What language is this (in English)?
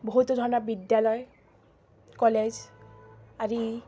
Assamese